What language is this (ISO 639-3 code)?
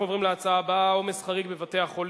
heb